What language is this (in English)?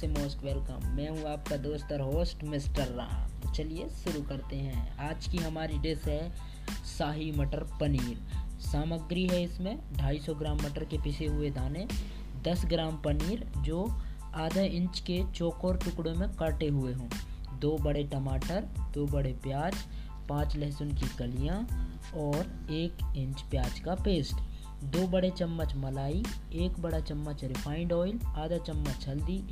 Hindi